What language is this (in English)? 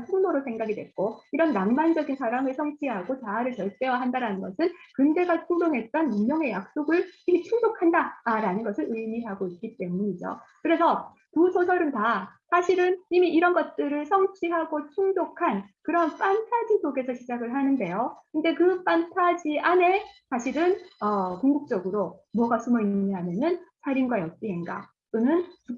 Korean